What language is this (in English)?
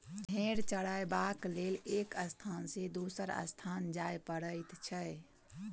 Maithili